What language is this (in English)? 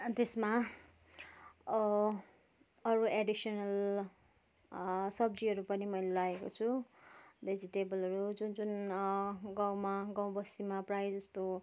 Nepali